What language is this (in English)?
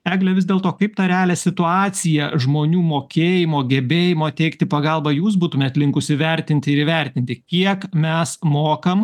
Lithuanian